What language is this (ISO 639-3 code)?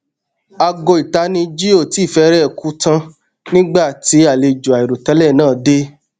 yor